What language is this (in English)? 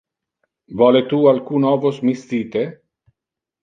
Interlingua